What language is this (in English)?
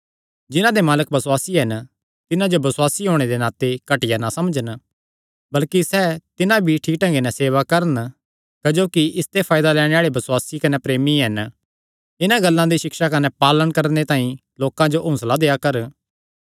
Kangri